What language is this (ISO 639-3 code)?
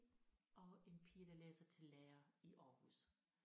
dan